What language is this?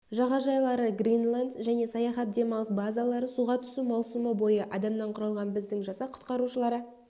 Kazakh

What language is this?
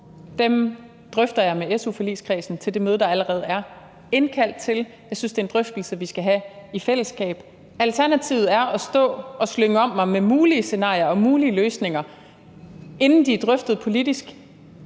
Danish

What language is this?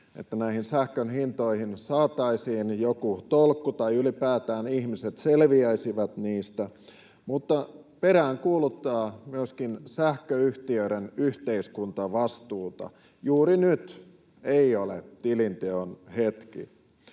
Finnish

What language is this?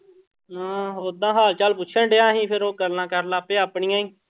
Punjabi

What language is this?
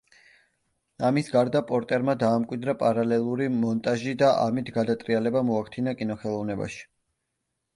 Georgian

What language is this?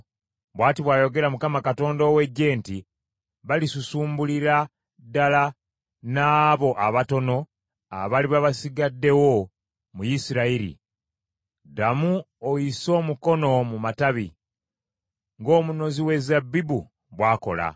Ganda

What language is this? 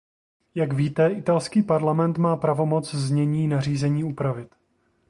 Czech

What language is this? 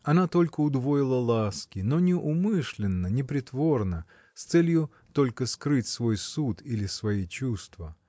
Russian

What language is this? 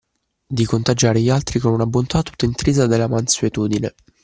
Italian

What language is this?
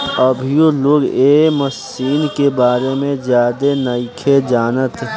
Bhojpuri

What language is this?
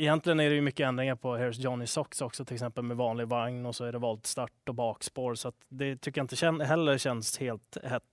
Swedish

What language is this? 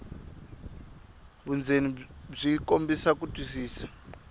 Tsonga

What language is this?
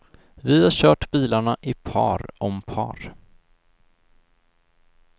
Swedish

